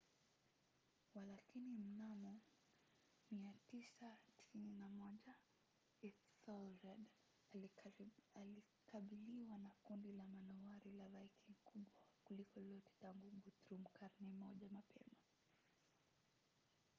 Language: Swahili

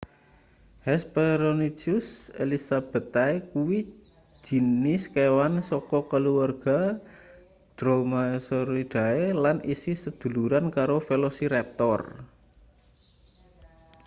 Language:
Javanese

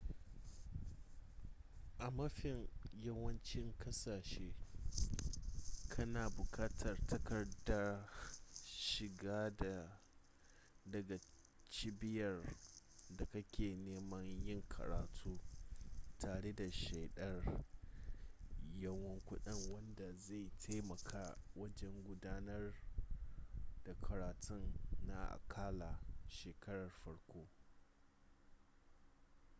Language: Hausa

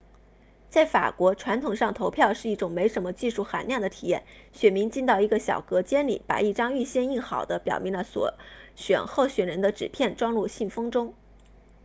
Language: Chinese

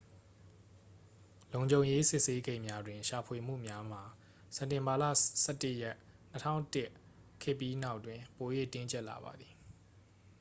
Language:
Burmese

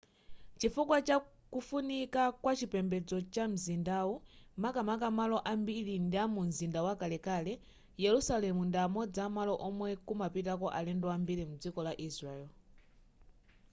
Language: Nyanja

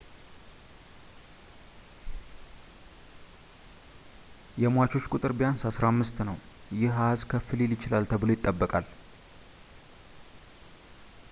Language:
Amharic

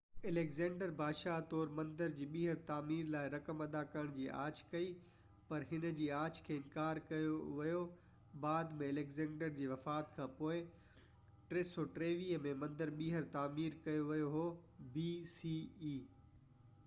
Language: Sindhi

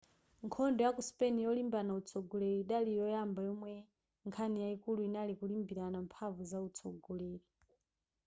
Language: Nyanja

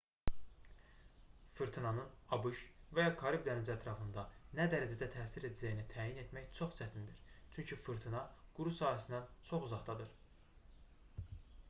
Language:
Azerbaijani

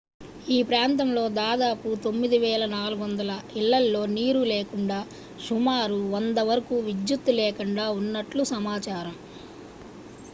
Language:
Telugu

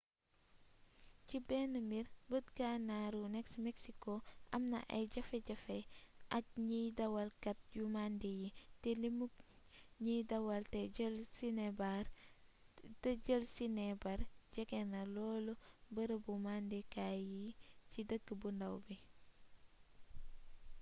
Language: Wolof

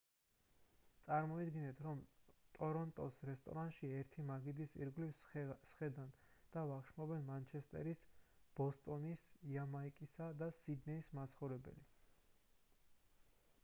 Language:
Georgian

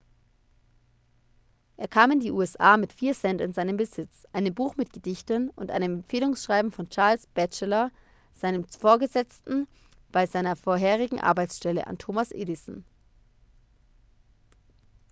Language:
German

